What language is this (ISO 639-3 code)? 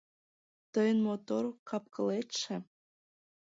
chm